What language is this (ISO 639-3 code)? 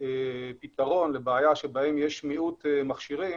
heb